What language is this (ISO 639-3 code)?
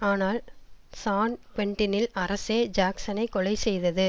tam